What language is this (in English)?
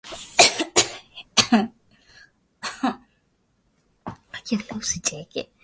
Swahili